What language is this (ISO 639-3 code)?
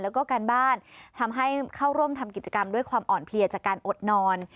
tha